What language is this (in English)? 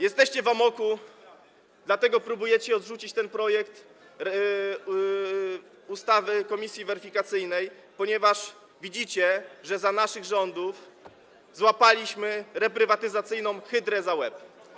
Polish